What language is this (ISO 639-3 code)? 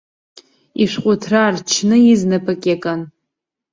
abk